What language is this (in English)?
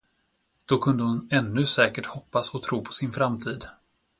Swedish